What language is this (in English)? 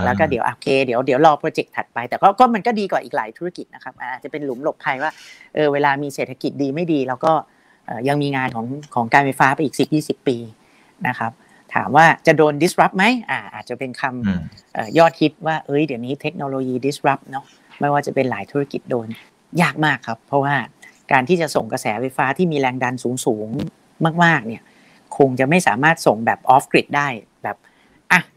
Thai